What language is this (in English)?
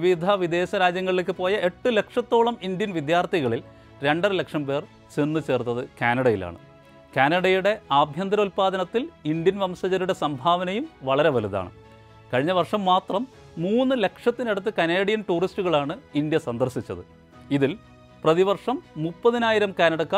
Malayalam